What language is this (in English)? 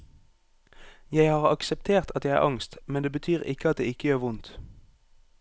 Norwegian